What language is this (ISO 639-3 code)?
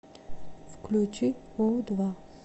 rus